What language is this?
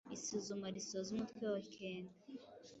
Kinyarwanda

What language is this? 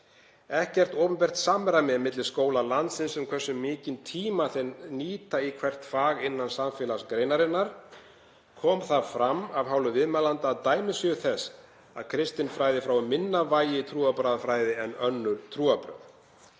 Icelandic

